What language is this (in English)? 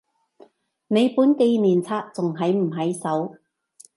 Cantonese